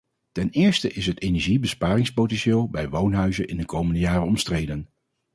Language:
Dutch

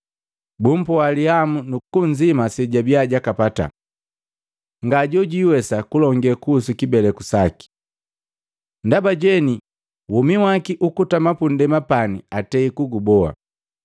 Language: Matengo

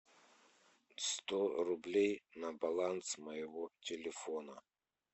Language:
Russian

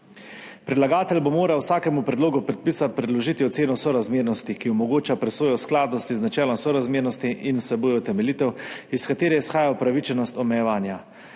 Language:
Slovenian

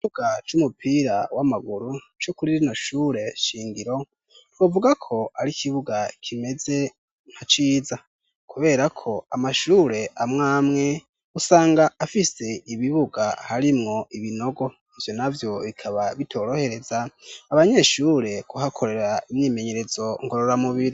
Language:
Rundi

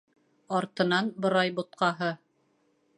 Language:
Bashkir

